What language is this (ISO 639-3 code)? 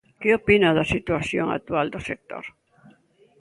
glg